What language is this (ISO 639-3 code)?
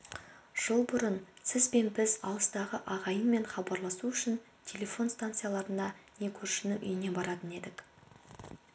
kaz